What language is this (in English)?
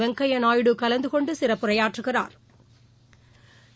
Tamil